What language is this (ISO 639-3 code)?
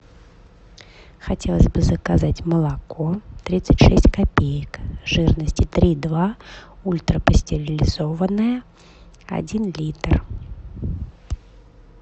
rus